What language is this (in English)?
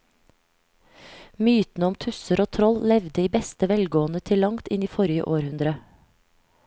Norwegian